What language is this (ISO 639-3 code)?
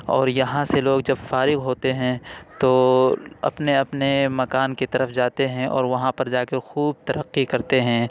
urd